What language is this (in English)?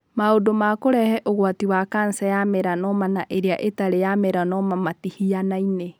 Kikuyu